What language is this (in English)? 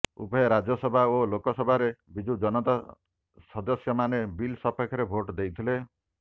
Odia